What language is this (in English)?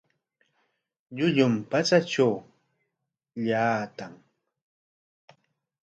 Corongo Ancash Quechua